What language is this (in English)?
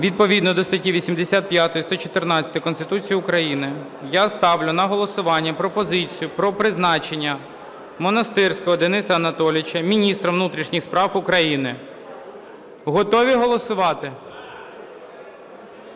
Ukrainian